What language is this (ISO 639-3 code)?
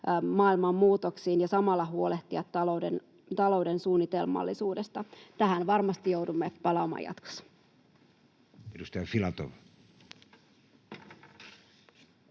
fin